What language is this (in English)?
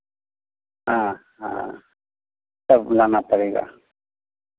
Hindi